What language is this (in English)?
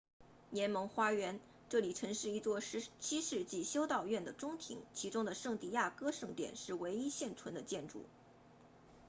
Chinese